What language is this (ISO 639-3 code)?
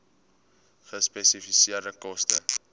afr